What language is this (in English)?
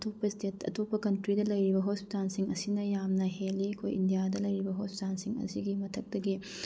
Manipuri